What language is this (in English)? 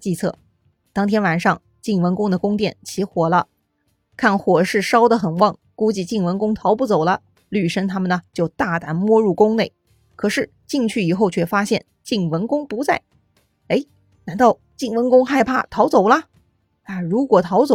Chinese